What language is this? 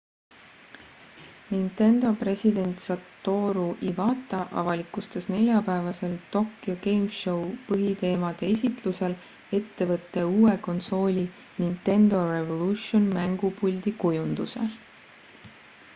Estonian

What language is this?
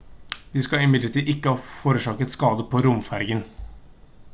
Norwegian Bokmål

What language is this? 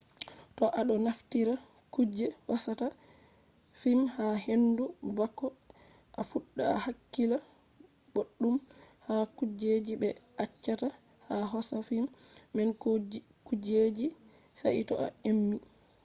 Fula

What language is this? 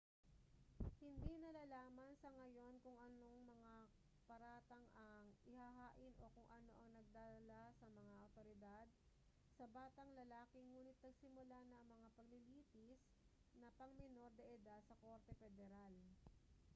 Filipino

